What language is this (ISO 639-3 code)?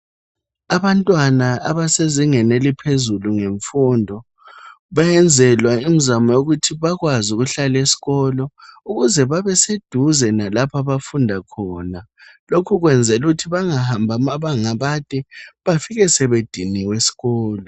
nde